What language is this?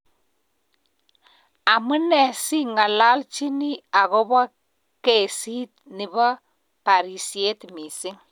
Kalenjin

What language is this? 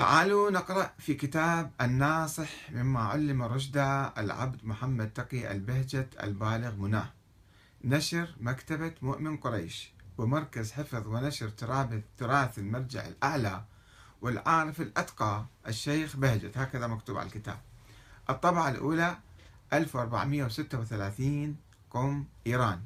Arabic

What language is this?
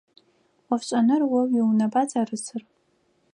Adyghe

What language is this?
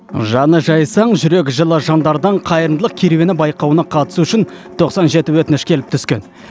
Kazakh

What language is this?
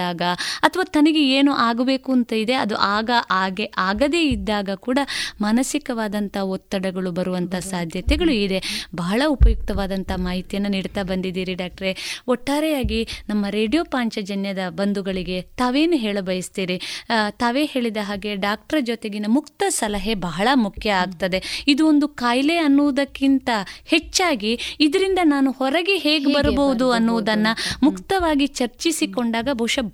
Kannada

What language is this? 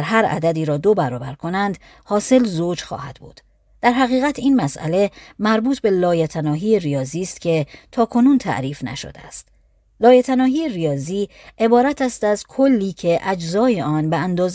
Persian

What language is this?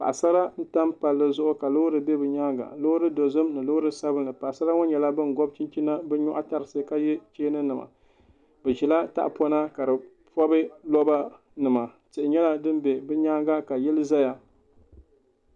Dagbani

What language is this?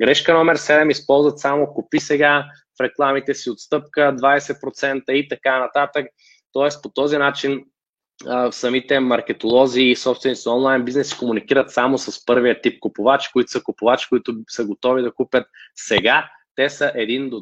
Bulgarian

